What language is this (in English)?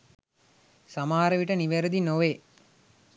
Sinhala